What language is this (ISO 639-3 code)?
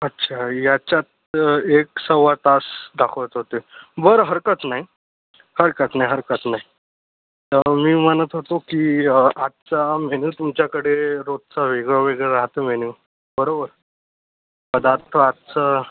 mar